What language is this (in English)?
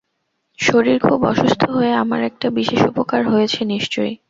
Bangla